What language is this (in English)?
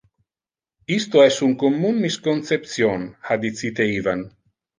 Interlingua